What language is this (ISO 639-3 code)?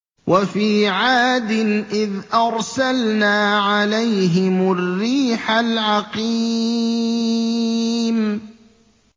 ara